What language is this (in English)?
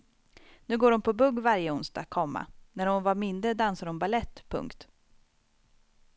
Swedish